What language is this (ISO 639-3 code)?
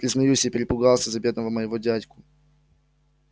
rus